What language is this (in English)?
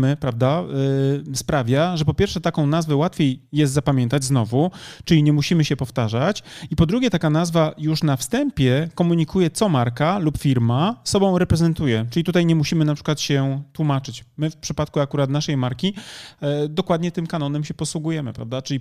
Polish